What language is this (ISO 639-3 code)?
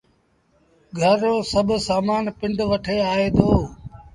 sbn